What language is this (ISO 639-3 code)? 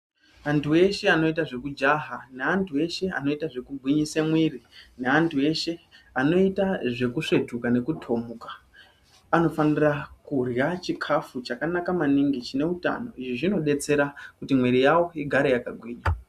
ndc